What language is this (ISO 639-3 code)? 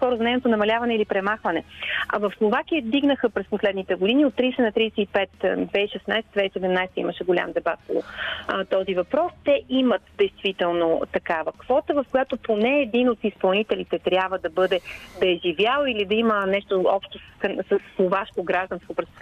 bul